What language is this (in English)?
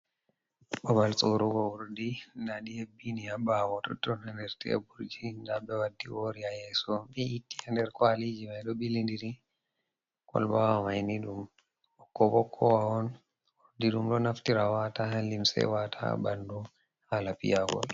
Fula